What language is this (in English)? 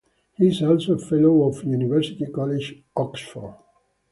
English